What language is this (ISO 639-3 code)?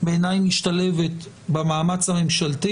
heb